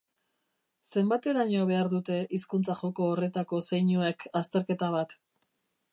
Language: Basque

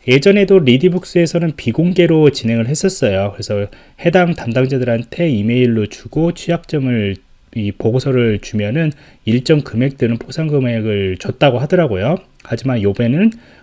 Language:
Korean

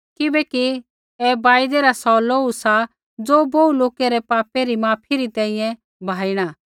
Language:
Kullu Pahari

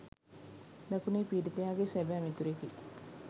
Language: Sinhala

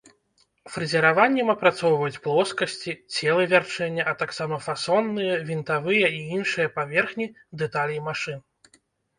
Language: Belarusian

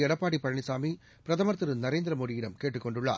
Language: Tamil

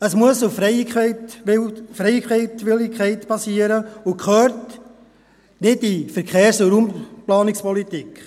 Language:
Swiss German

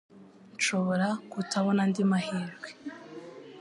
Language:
Kinyarwanda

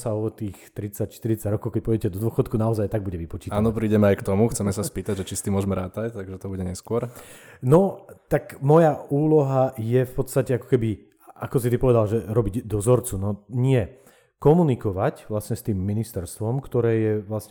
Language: Slovak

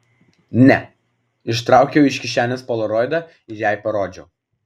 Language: Lithuanian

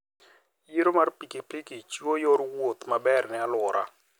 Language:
Luo (Kenya and Tanzania)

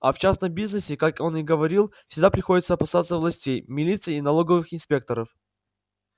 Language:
Russian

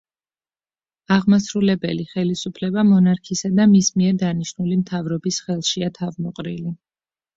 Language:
Georgian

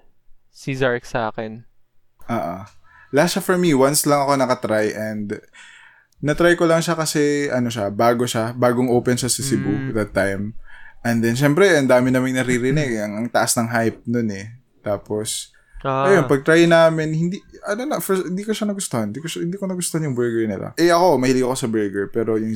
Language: Filipino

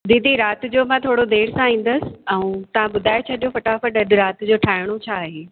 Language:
Sindhi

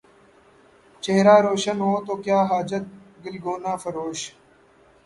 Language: Urdu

